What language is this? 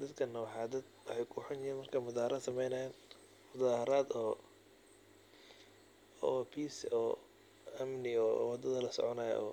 Somali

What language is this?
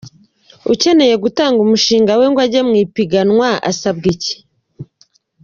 Kinyarwanda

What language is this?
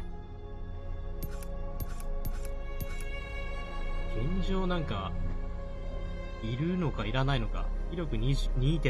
Japanese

